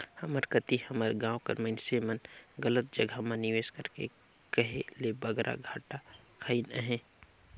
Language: Chhattisgarhi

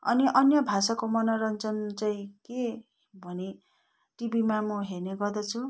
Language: Nepali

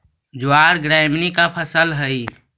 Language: Magahi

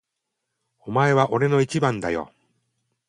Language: Japanese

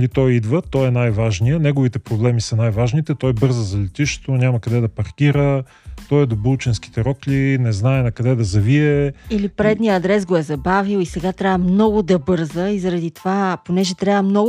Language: Bulgarian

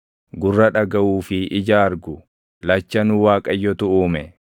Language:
Oromo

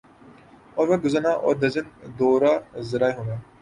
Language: Urdu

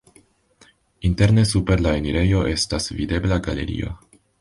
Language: Esperanto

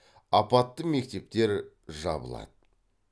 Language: Kazakh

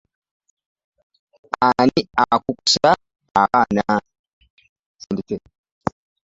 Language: Ganda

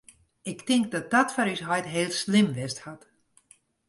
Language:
Western Frisian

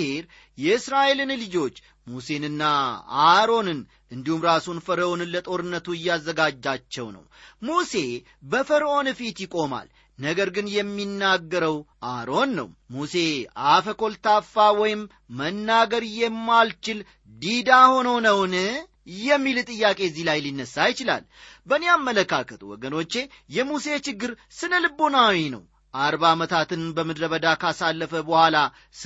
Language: Amharic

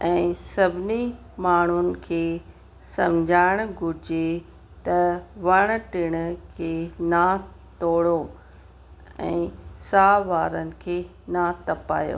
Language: Sindhi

